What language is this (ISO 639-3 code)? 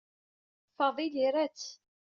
kab